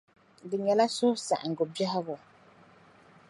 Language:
Dagbani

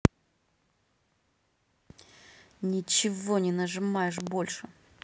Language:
Russian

